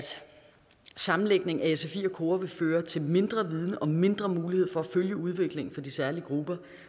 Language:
Danish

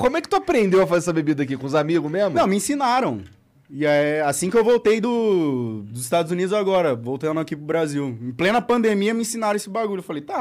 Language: Portuguese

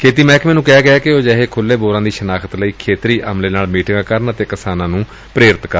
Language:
Punjabi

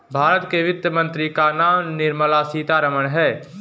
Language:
Hindi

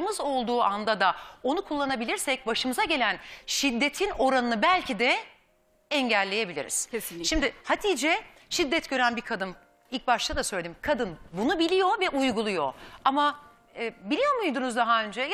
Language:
Turkish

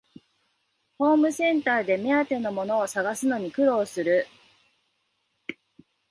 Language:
Japanese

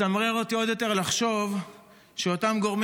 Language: Hebrew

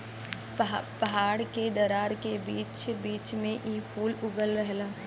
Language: Bhojpuri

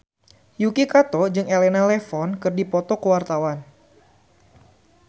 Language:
Sundanese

